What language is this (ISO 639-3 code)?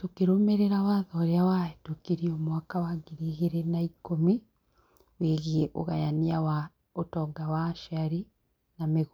kik